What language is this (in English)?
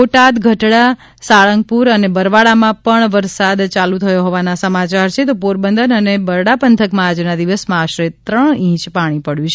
Gujarati